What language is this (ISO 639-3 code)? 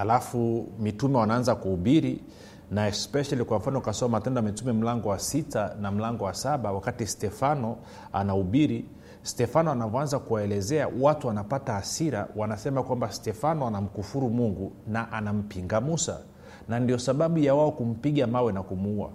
swa